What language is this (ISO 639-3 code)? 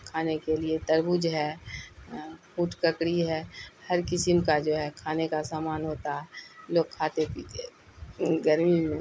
urd